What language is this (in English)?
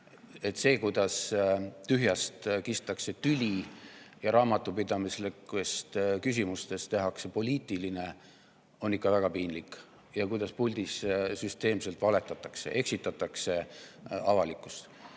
Estonian